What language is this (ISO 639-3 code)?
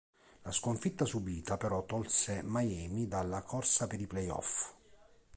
ita